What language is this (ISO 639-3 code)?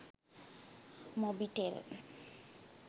sin